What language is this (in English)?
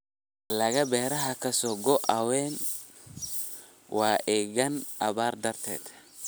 Somali